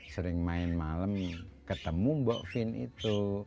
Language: Indonesian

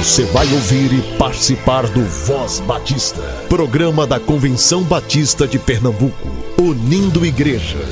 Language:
Portuguese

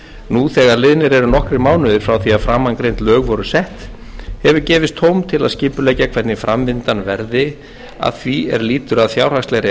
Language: Icelandic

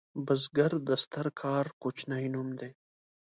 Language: Pashto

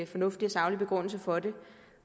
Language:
Danish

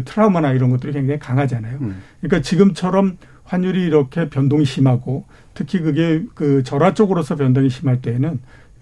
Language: Korean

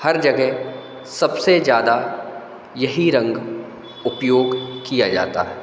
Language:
Hindi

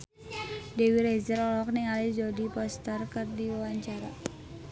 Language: Sundanese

